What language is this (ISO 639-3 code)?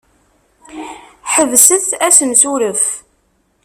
kab